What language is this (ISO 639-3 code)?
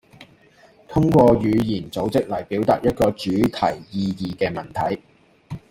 yue